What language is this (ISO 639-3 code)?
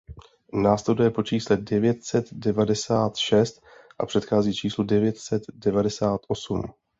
ces